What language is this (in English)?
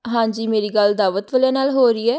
Punjabi